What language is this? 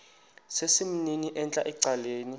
Xhosa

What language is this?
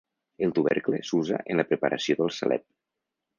Catalan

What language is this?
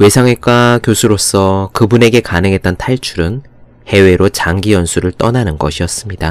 Korean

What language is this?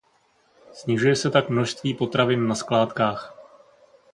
Czech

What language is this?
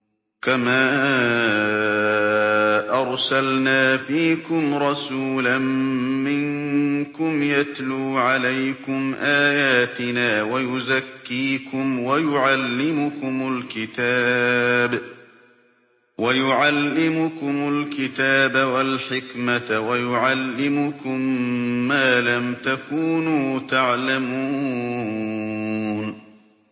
Arabic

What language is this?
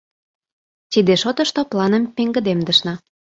Mari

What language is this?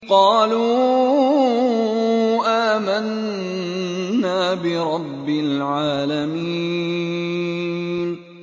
Arabic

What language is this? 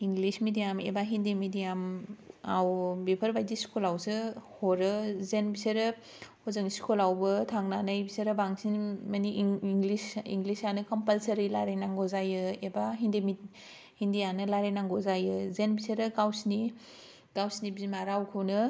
Bodo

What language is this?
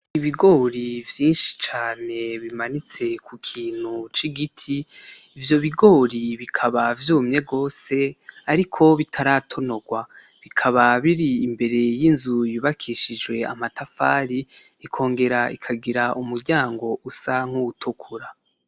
Rundi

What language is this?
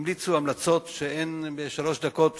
Hebrew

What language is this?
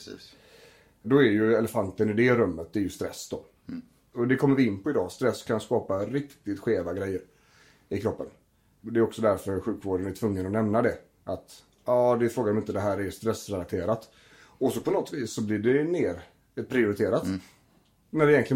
Swedish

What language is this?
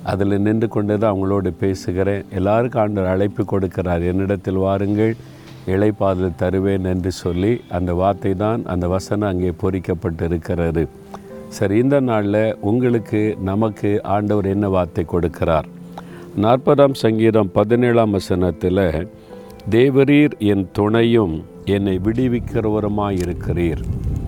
Tamil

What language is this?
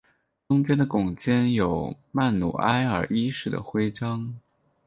Chinese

